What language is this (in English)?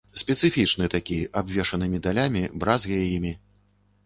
Belarusian